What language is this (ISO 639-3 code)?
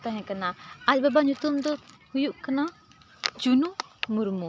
sat